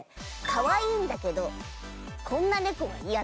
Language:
Japanese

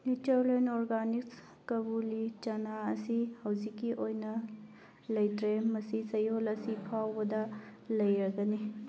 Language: Manipuri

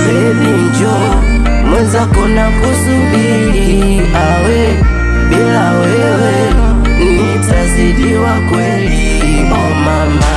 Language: Swahili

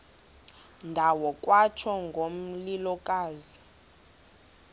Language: Xhosa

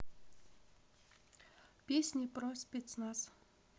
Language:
Russian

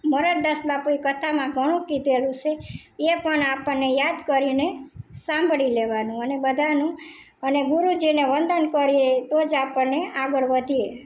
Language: Gujarati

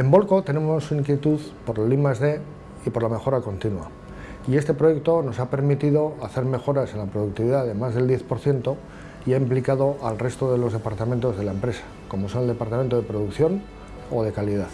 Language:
Spanish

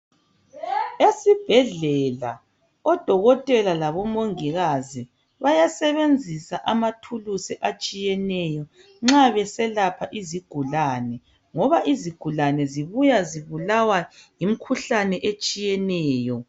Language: North Ndebele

